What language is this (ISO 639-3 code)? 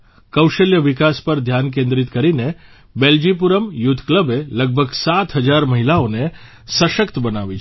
guj